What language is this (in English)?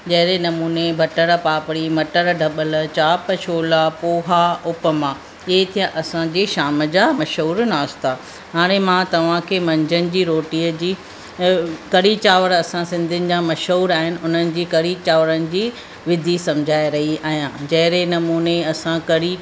Sindhi